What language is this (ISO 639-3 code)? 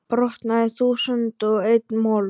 isl